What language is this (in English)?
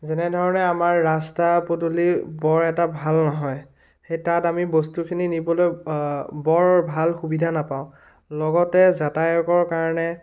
Assamese